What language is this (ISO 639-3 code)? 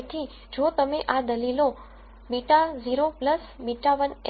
guj